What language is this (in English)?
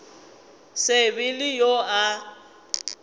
Northern Sotho